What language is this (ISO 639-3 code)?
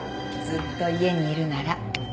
jpn